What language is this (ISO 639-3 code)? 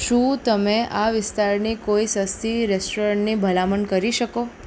guj